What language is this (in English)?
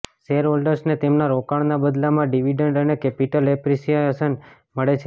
Gujarati